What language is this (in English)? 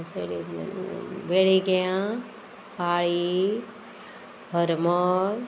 Konkani